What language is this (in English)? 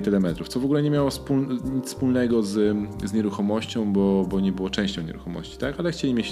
Polish